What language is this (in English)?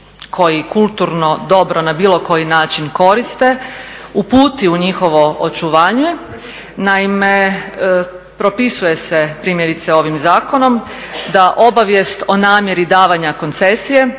Croatian